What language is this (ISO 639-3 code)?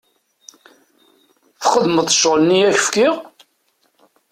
kab